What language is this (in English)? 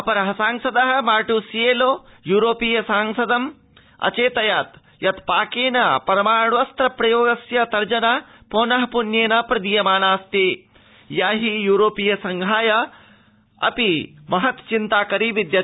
Sanskrit